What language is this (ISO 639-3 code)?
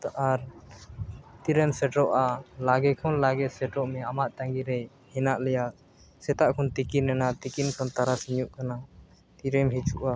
sat